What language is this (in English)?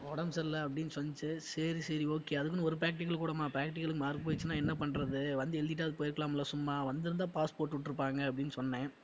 Tamil